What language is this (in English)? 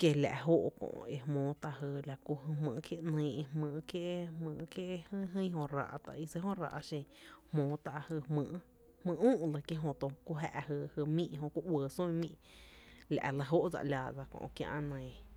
Tepinapa Chinantec